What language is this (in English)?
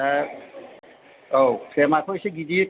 Bodo